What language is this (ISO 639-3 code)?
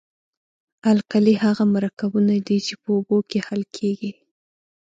pus